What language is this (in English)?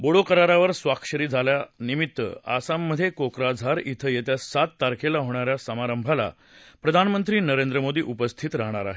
Marathi